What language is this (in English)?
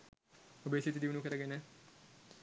Sinhala